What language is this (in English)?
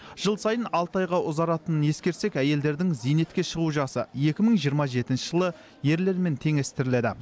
Kazakh